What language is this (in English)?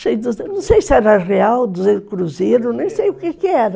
Portuguese